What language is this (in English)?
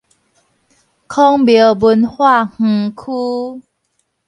Min Nan Chinese